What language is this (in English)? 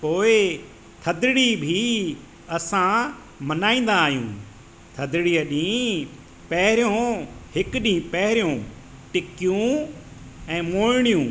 Sindhi